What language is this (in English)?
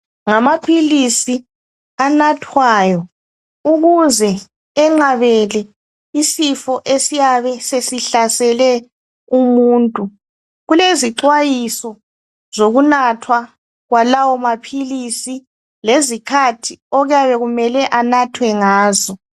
North Ndebele